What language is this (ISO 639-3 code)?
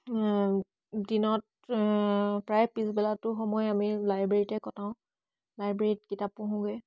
asm